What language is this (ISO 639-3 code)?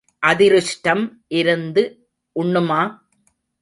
tam